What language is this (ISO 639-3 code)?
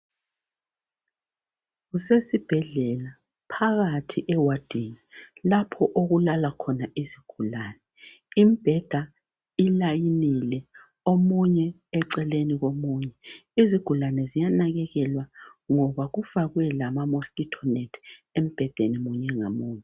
nde